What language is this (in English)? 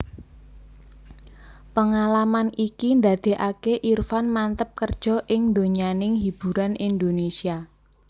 Javanese